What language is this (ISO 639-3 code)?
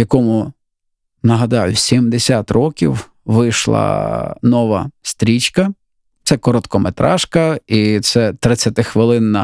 ukr